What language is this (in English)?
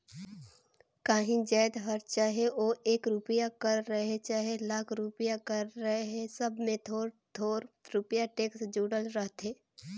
Chhattisgarhi